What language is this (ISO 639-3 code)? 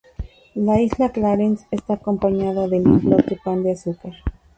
spa